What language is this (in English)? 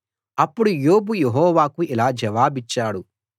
Telugu